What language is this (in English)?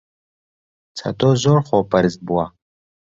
Central Kurdish